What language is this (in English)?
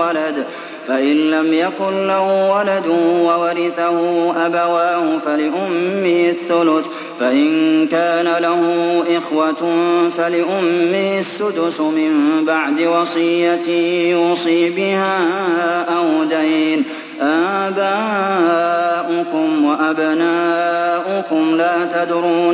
Arabic